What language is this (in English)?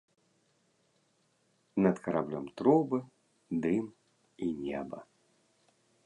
Belarusian